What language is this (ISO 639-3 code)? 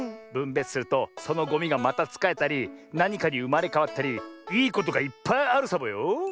jpn